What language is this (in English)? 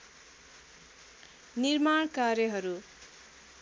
Nepali